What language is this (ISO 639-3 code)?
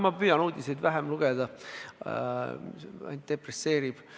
est